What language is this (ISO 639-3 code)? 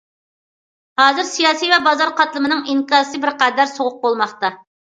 uig